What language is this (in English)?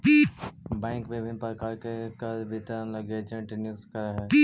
Magahi